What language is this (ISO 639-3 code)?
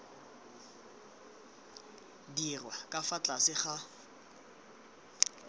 tsn